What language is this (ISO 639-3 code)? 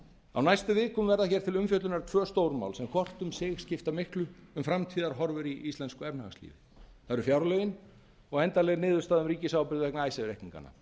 isl